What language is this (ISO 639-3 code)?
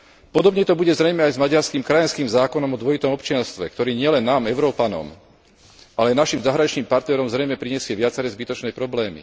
slk